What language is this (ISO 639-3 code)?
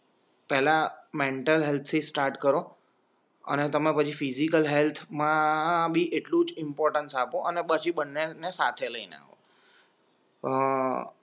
guj